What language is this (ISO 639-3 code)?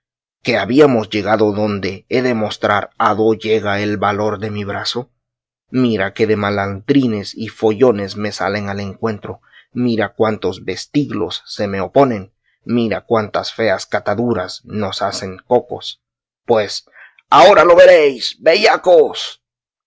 spa